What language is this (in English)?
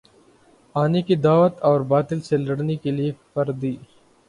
Urdu